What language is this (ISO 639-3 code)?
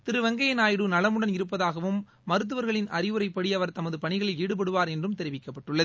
tam